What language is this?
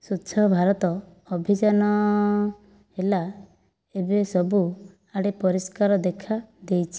Odia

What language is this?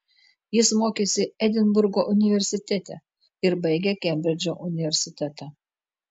Lithuanian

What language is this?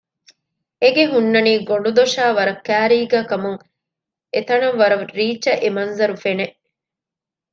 Divehi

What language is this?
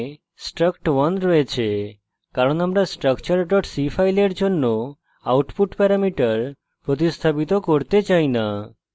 Bangla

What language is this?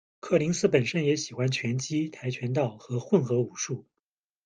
Chinese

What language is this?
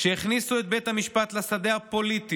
Hebrew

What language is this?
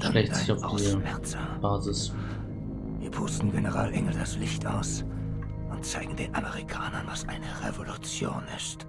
German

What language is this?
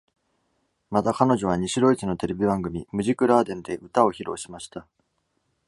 Japanese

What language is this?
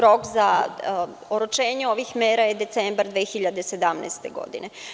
Serbian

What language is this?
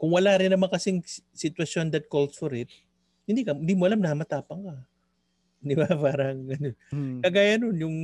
Filipino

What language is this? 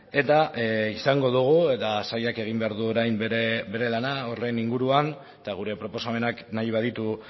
Basque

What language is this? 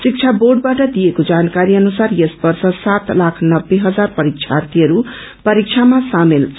Nepali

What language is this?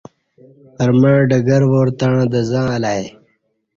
Kati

